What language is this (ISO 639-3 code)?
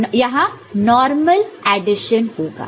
hin